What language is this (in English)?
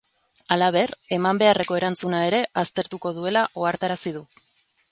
Basque